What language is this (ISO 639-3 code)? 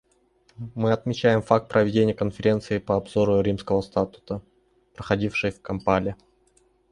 rus